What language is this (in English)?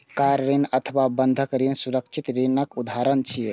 Maithili